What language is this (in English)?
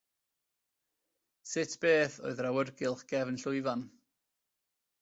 Welsh